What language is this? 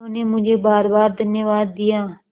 Hindi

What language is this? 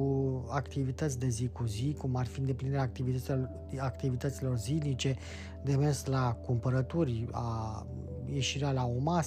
Romanian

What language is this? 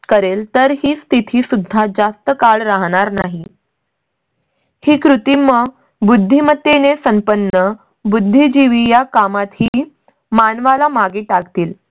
Marathi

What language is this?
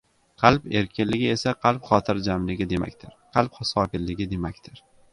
Uzbek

